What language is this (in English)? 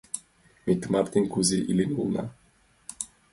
Mari